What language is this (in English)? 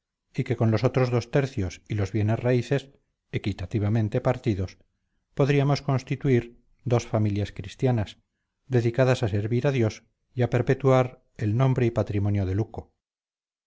Spanish